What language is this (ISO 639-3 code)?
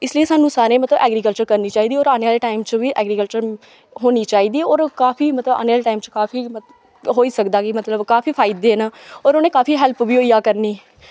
doi